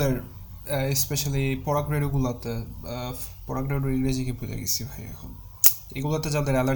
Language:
Bangla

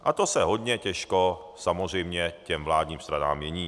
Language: Czech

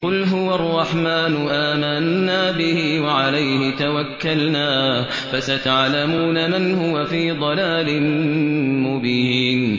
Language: Arabic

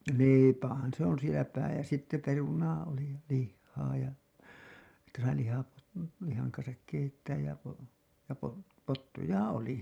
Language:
Finnish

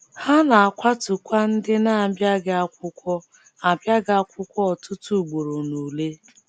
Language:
Igbo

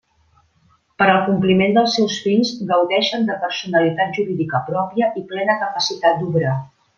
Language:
Catalan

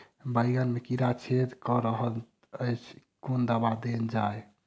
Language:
Maithili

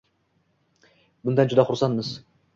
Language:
Uzbek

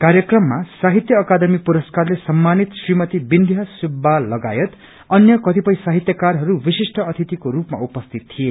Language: Nepali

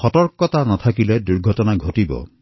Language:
Assamese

